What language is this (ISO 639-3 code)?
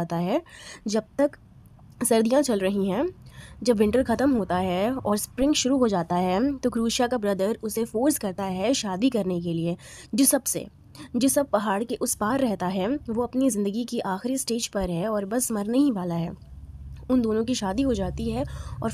hin